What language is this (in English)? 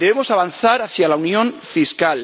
Spanish